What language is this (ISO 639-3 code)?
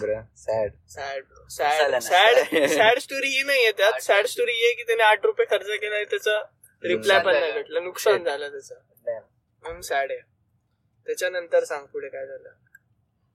mar